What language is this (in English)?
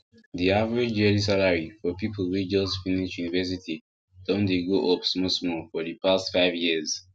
Nigerian Pidgin